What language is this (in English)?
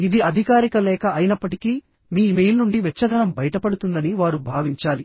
Telugu